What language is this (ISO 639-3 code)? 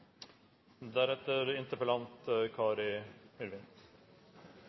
nob